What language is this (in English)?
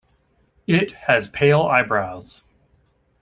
English